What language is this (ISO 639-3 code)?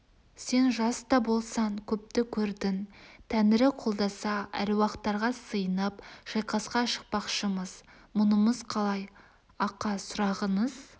kaz